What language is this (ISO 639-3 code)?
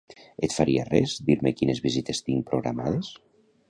cat